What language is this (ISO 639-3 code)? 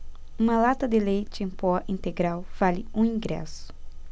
por